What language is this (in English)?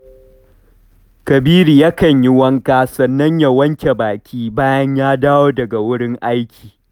Hausa